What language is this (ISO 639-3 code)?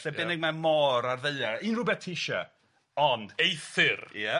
cym